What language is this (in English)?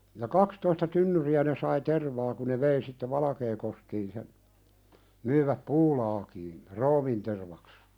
Finnish